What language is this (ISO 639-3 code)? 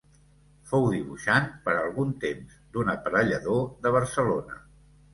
cat